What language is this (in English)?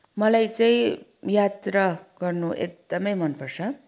Nepali